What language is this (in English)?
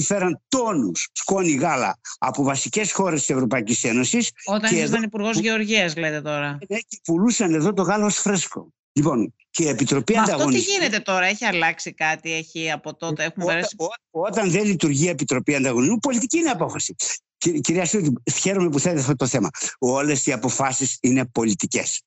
Greek